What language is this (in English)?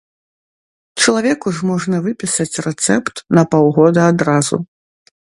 Belarusian